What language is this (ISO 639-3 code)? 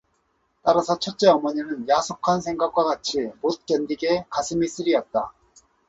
kor